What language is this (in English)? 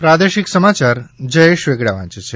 Gujarati